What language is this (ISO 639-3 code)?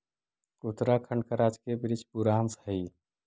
mag